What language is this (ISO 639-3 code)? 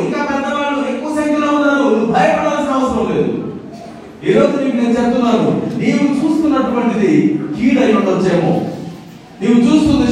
tel